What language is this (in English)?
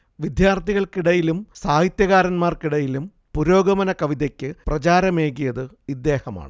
Malayalam